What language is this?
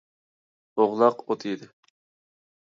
Uyghur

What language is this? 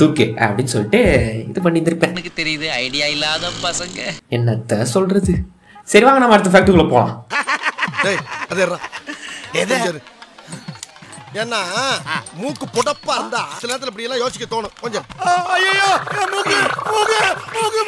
Tamil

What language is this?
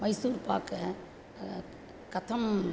Sanskrit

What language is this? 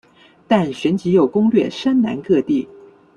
Chinese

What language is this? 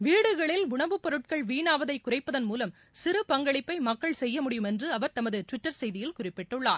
Tamil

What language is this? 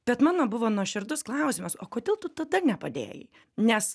Lithuanian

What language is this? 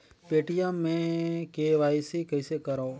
Chhattisgarhi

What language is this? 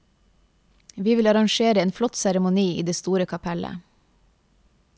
Norwegian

